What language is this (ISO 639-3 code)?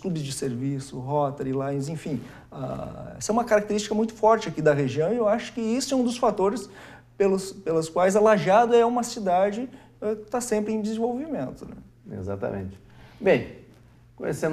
por